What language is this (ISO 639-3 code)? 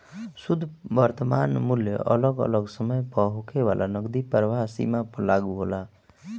bho